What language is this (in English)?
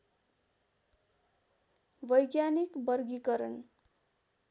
Nepali